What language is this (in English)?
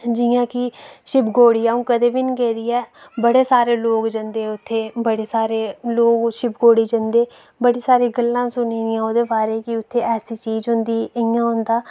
Dogri